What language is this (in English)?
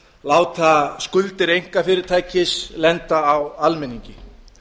Icelandic